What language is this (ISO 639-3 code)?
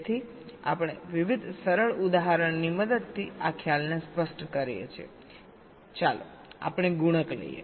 guj